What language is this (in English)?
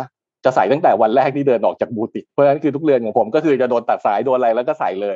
Thai